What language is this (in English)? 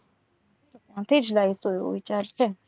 Gujarati